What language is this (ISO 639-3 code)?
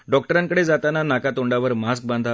mar